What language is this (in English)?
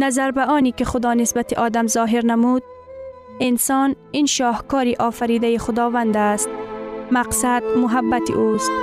Persian